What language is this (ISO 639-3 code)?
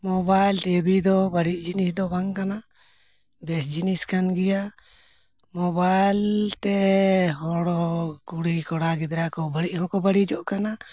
sat